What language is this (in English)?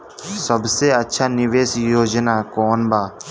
Bhojpuri